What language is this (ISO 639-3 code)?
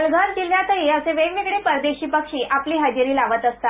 mar